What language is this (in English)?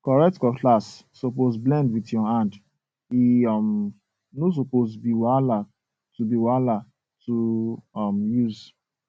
Nigerian Pidgin